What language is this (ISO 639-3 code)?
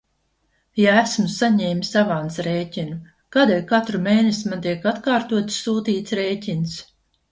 lav